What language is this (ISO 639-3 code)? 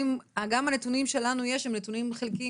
heb